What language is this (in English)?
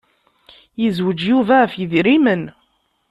Kabyle